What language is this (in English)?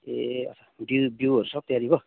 Nepali